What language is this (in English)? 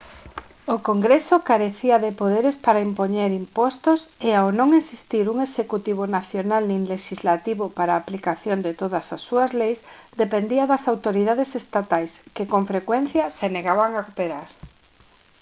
Galician